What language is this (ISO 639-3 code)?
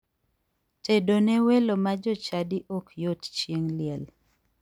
luo